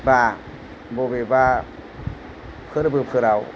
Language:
Bodo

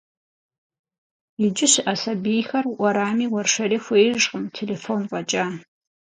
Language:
Kabardian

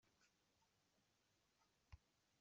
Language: Kabyle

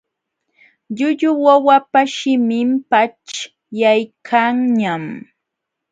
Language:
Jauja Wanca Quechua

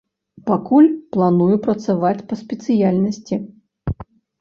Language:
Belarusian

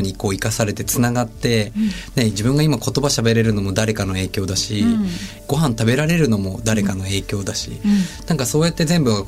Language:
Japanese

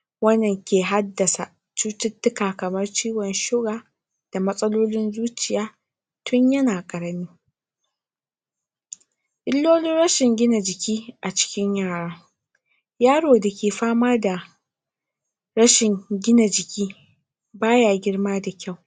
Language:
Hausa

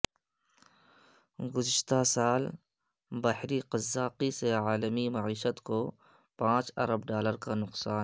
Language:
Urdu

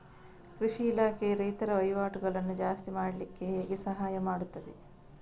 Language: Kannada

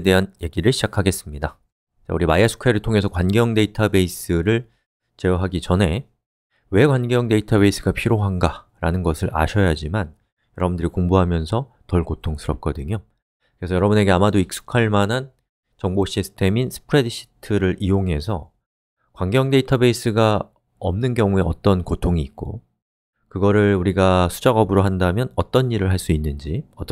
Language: Korean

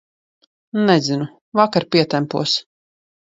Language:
Latvian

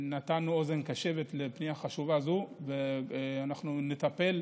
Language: Hebrew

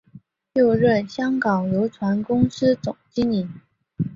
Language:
Chinese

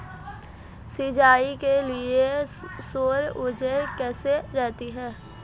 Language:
Hindi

